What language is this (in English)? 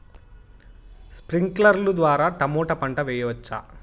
Telugu